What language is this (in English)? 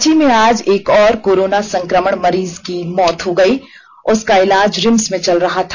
Hindi